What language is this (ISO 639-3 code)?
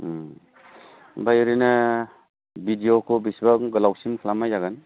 brx